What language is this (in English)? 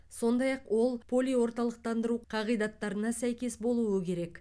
Kazakh